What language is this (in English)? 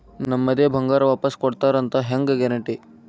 Kannada